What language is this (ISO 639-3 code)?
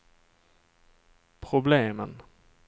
swe